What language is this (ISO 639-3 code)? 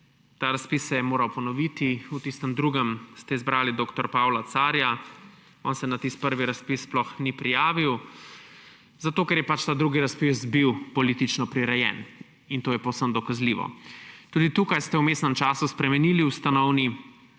slv